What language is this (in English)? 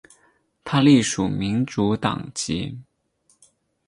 Chinese